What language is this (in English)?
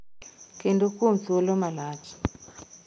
Luo (Kenya and Tanzania)